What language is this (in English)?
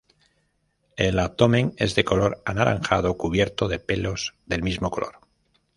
Spanish